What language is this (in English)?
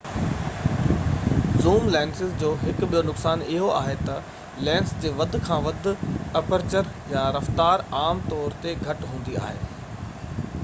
Sindhi